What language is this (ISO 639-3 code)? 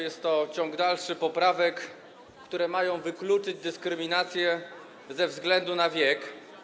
pol